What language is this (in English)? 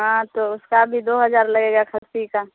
Urdu